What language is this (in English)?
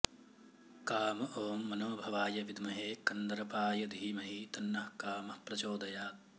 Sanskrit